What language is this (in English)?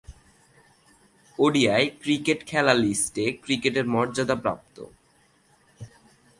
Bangla